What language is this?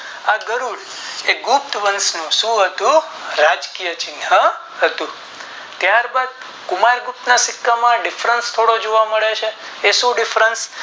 Gujarati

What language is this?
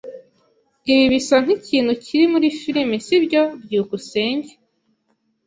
Kinyarwanda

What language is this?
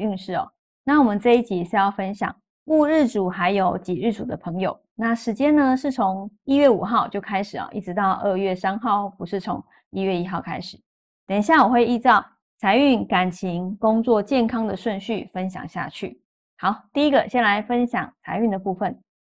Chinese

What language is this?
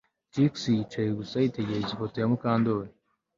Kinyarwanda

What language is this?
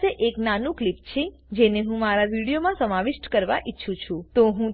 Gujarati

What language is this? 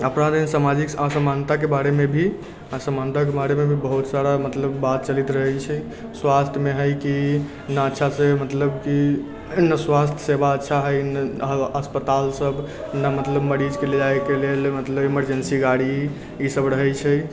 Maithili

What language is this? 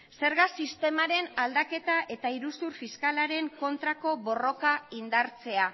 Basque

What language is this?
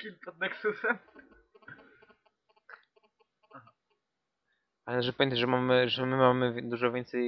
Polish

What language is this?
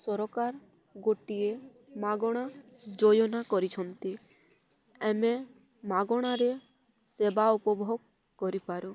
Odia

